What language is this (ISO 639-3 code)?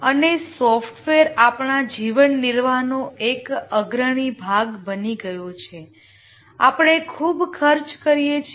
guj